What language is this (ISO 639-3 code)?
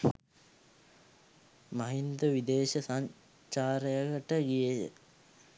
sin